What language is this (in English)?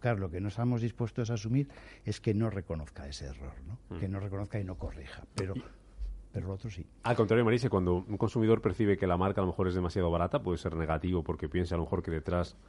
Spanish